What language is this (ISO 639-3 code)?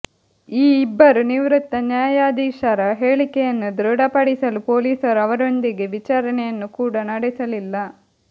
kan